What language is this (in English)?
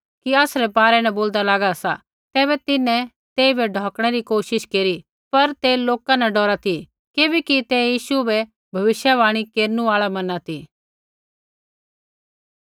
Kullu Pahari